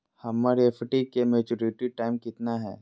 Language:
Magahi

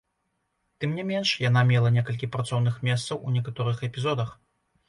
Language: Belarusian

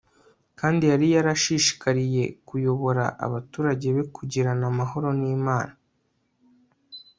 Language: Kinyarwanda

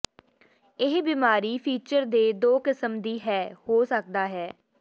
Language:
Punjabi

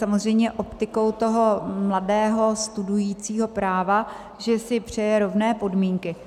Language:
Czech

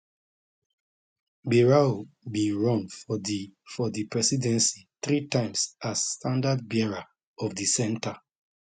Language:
Nigerian Pidgin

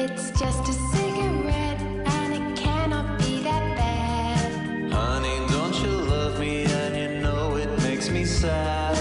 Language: Greek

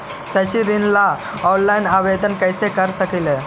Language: Magahi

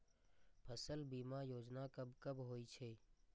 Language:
Maithili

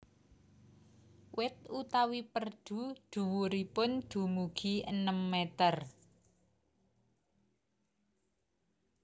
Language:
Javanese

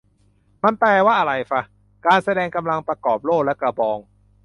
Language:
Thai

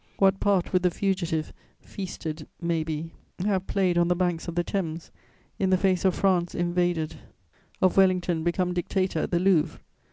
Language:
English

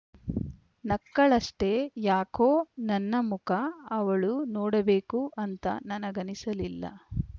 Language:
Kannada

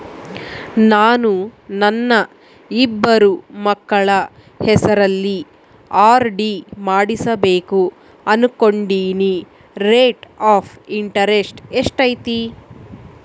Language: Kannada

